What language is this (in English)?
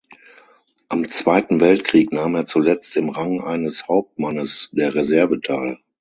German